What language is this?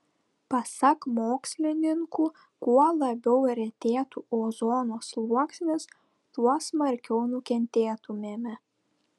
Lithuanian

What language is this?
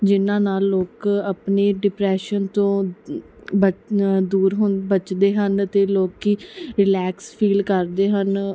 Punjabi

